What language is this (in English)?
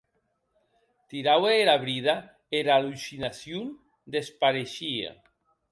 Occitan